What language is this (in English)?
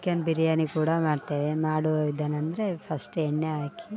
Kannada